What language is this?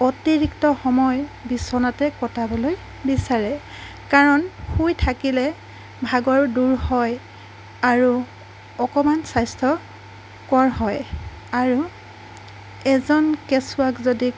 Assamese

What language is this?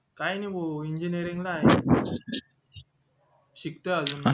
Marathi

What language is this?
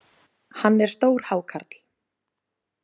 Icelandic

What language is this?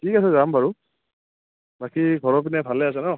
Assamese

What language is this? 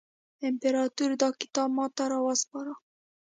Pashto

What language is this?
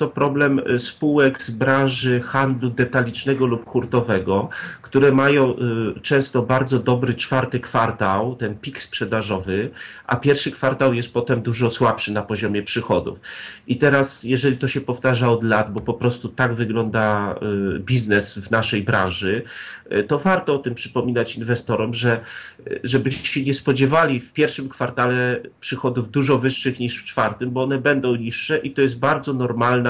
Polish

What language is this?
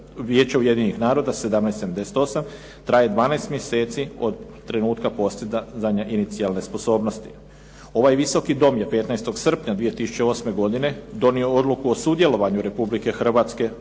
Croatian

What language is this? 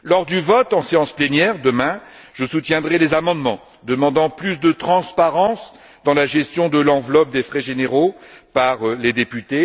French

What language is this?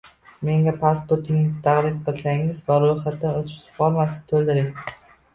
Uzbek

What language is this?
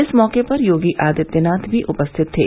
Hindi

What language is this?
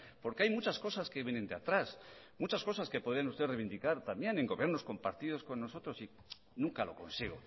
Spanish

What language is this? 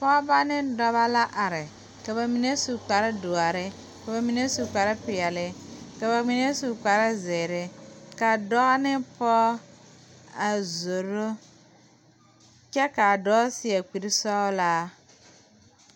Southern Dagaare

